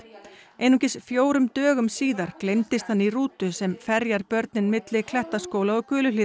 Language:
Icelandic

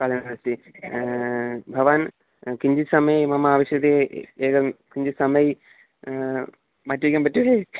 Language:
Sanskrit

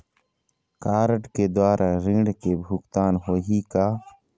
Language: Chhattisgarhi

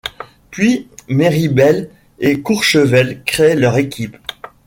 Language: French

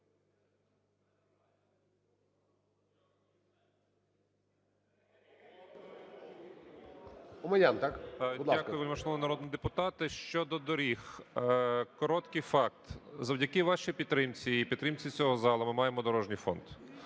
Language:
Ukrainian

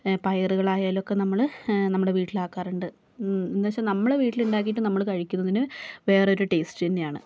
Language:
Malayalam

